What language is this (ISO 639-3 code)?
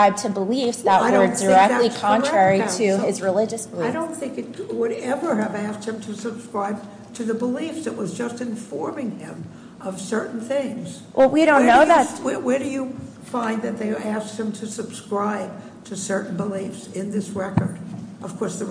eng